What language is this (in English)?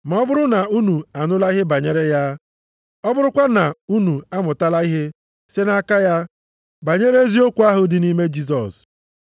Igbo